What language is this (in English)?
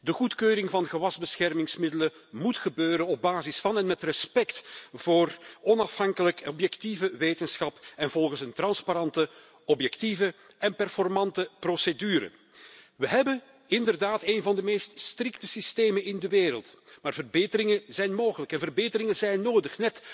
Dutch